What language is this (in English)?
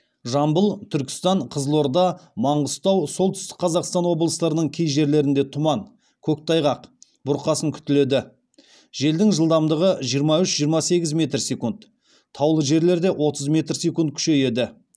Kazakh